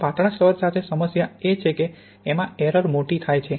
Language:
Gujarati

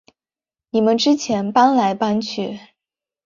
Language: Chinese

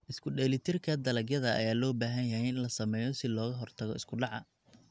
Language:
Somali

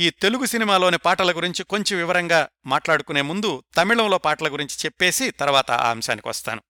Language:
Telugu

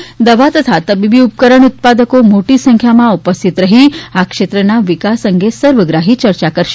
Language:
Gujarati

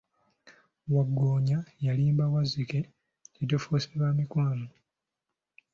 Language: Ganda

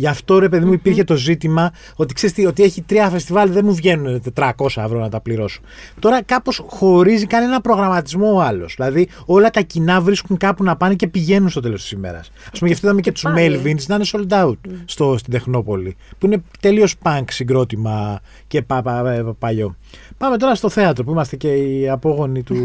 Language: Greek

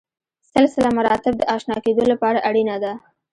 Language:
Pashto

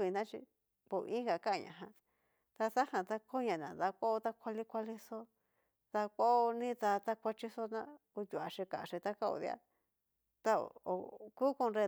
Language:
Cacaloxtepec Mixtec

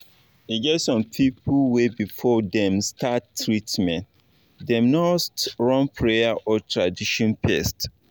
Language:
Nigerian Pidgin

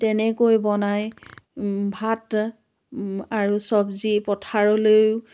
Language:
Assamese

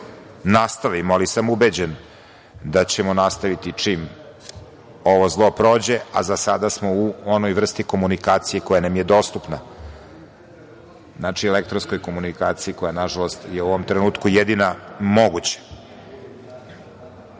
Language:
Serbian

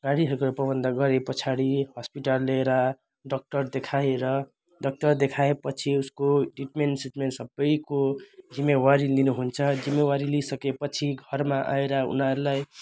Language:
Nepali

